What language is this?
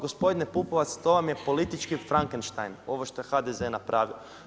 Croatian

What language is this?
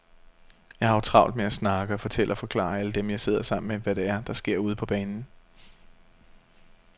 Danish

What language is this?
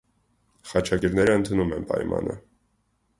Armenian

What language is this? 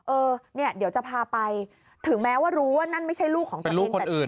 Thai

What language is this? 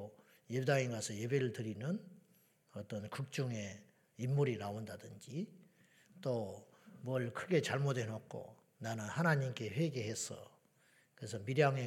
Korean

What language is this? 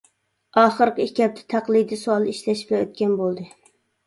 Uyghur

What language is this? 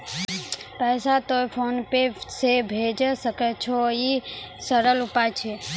Maithili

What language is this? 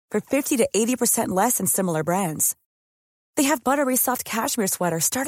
Persian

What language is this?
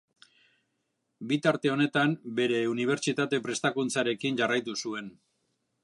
Basque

